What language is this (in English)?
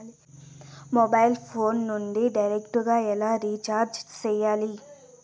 Telugu